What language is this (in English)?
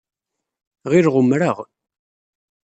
Kabyle